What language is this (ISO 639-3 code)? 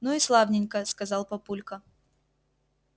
rus